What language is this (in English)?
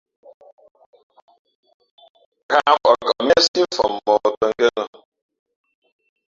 Fe'fe'